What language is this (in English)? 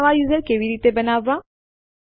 Gujarati